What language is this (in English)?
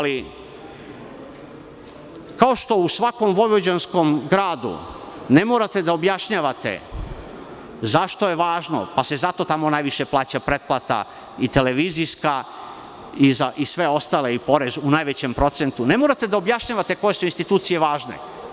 Serbian